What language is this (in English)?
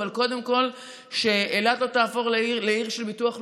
Hebrew